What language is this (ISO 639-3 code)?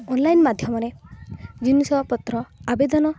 ori